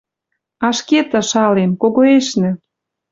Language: Western Mari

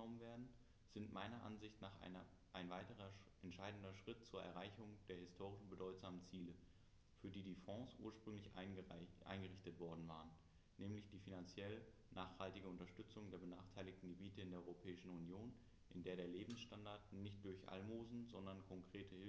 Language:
German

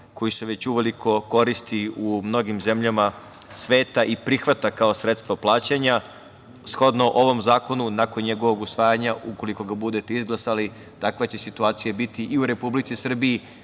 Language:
Serbian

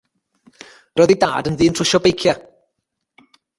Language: Welsh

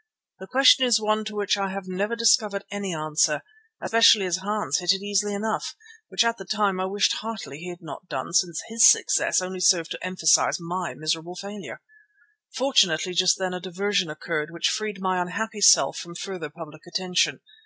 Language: English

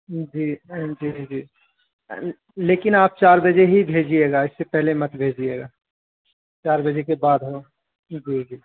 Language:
Urdu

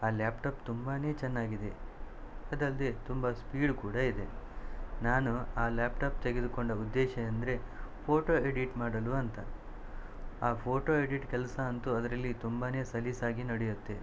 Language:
Kannada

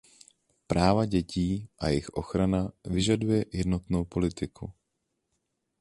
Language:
Czech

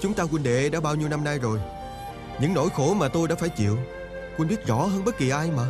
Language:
Vietnamese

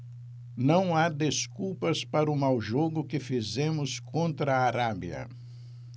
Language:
Portuguese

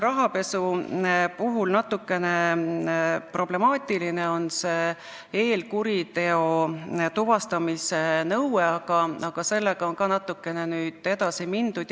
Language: Estonian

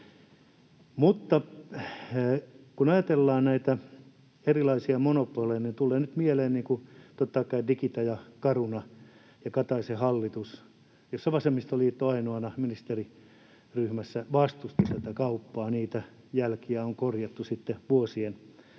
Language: Finnish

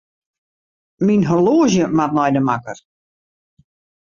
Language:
Western Frisian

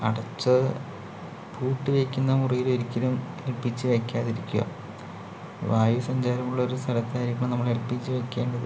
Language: Malayalam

